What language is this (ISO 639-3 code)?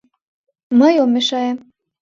chm